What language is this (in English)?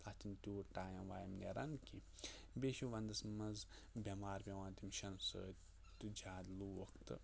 Kashmiri